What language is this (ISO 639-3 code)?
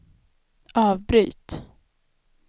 swe